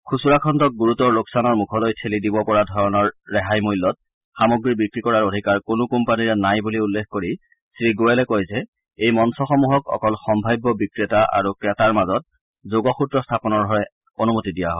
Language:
Assamese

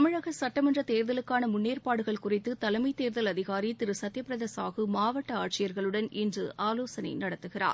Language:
Tamil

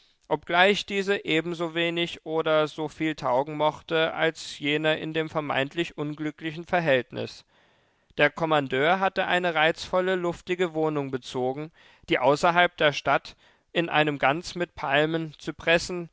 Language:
German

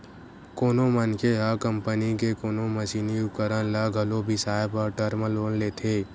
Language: Chhattisgarhi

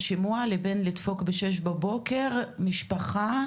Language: Hebrew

